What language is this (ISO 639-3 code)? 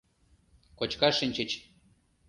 chm